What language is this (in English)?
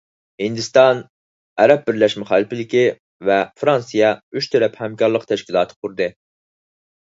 Uyghur